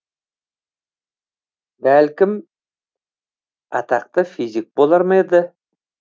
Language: Kazakh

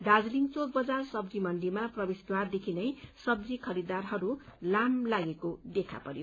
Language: Nepali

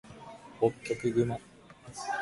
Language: Japanese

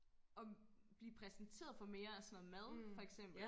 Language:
Danish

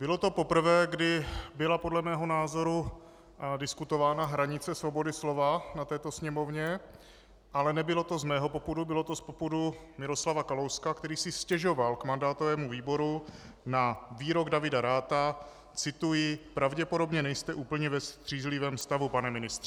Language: Czech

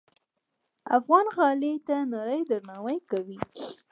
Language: Pashto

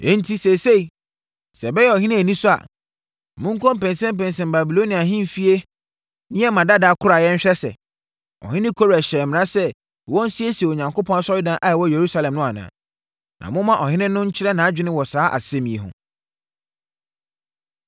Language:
Akan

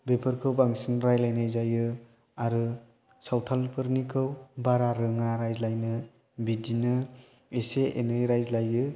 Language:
Bodo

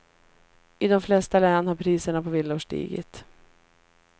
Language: Swedish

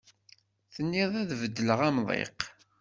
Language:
Kabyle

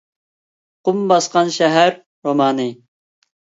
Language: Uyghur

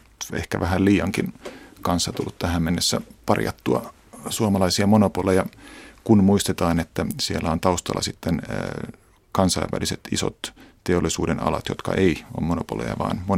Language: Finnish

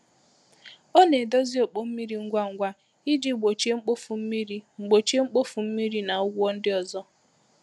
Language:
Igbo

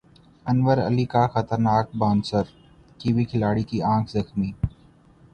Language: Urdu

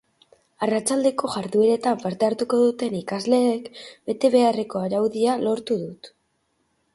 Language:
Basque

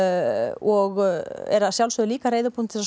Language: Icelandic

